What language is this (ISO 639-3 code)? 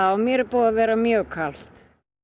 isl